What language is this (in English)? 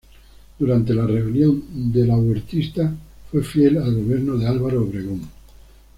Spanish